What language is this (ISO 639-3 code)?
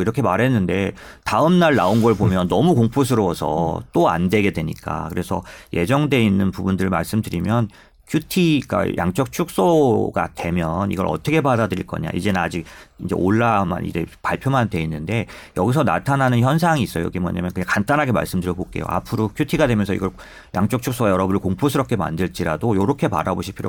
kor